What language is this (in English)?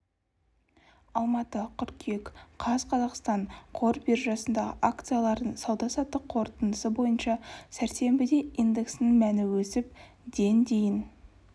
Kazakh